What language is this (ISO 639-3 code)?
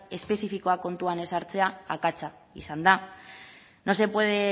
eus